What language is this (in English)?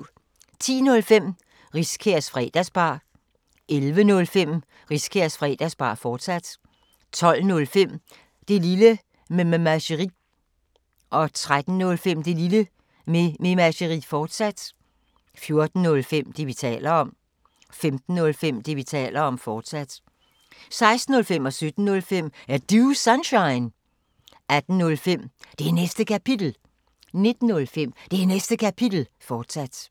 Danish